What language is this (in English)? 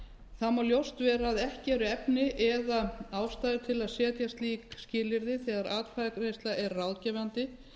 Icelandic